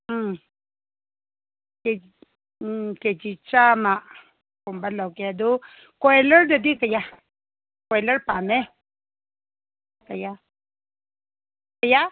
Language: Manipuri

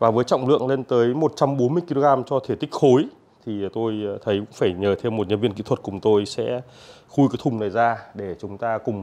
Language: Vietnamese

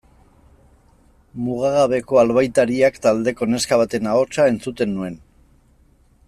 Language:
Basque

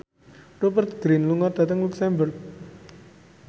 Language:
Javanese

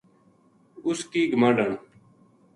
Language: Gujari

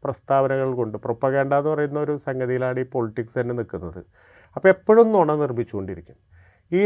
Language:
Malayalam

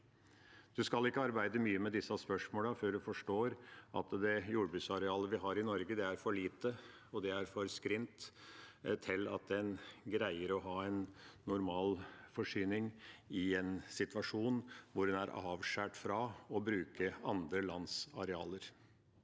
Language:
Norwegian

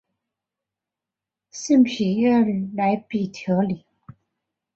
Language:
Chinese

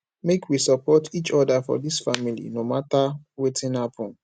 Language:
Nigerian Pidgin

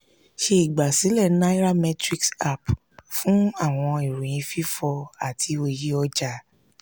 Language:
Yoruba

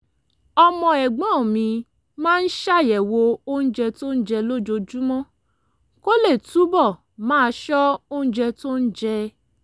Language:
Yoruba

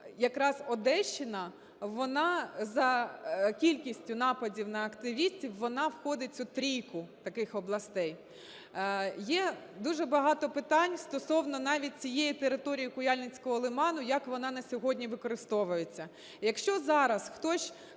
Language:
Ukrainian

